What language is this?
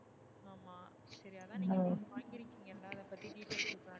Tamil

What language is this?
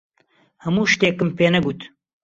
Central Kurdish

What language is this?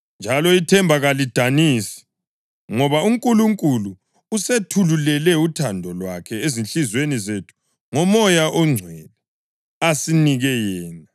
North Ndebele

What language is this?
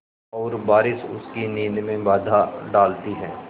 Hindi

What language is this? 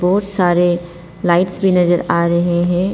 Hindi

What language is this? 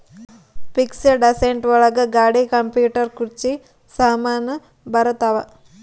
Kannada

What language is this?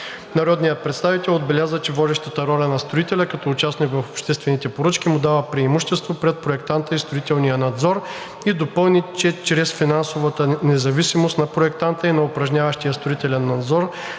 Bulgarian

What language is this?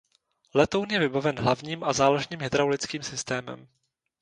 Czech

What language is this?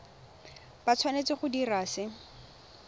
Tswana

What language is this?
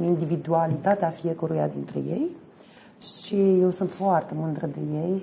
Romanian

